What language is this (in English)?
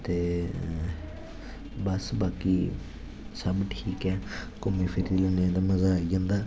Dogri